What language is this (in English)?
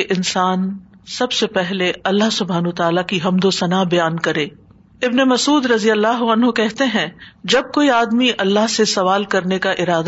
Urdu